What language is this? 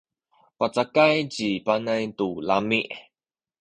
Sakizaya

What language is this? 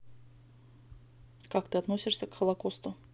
Russian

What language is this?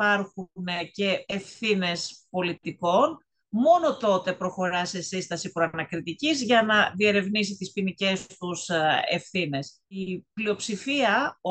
Greek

